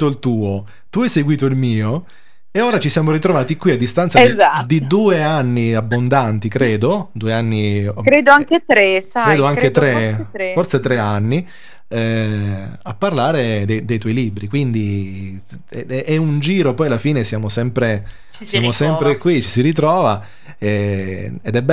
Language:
Italian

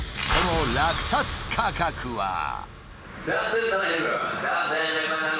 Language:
Japanese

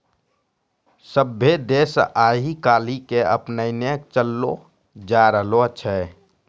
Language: Maithili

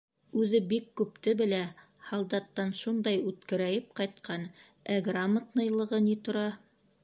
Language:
Bashkir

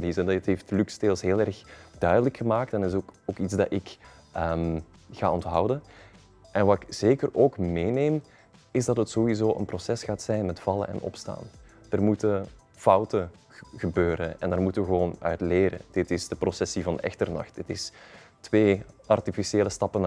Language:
Dutch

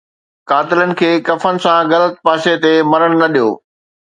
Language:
Sindhi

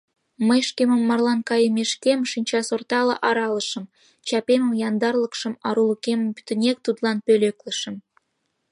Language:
Mari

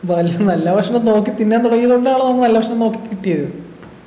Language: Malayalam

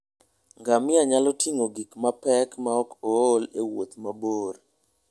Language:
Luo (Kenya and Tanzania)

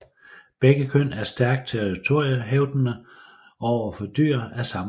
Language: Danish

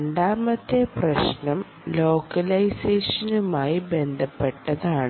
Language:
Malayalam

